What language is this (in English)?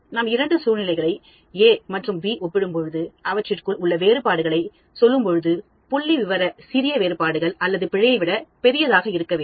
Tamil